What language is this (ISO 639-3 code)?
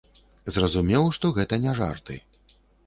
bel